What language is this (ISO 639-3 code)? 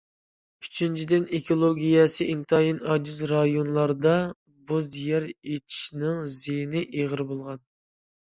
uig